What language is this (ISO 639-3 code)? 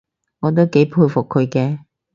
yue